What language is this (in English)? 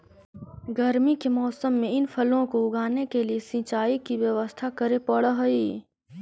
Magahi